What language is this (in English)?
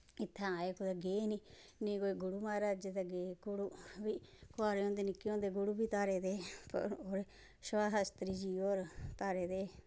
Dogri